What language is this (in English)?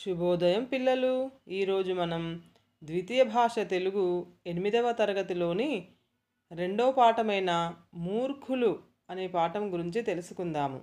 Telugu